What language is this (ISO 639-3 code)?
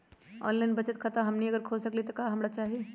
mag